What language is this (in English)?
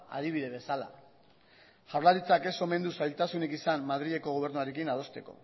Basque